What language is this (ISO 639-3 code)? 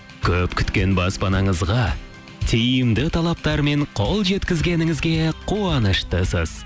kaz